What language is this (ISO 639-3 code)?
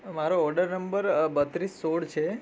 guj